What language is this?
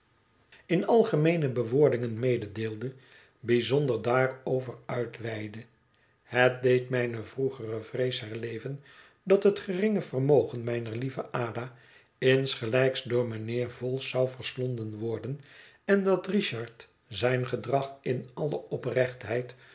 Dutch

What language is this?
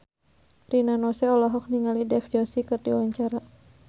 Sundanese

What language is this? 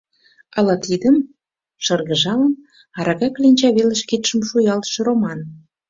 Mari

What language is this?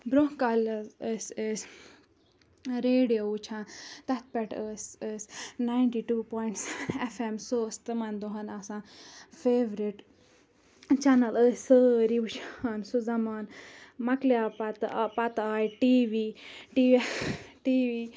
Kashmiri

